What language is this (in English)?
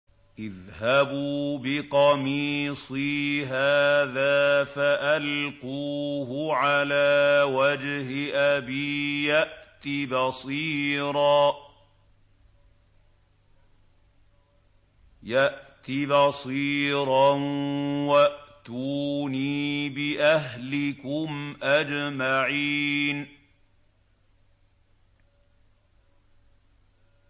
Arabic